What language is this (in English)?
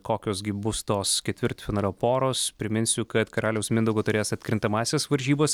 Lithuanian